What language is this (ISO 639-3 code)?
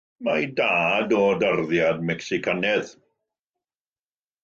cym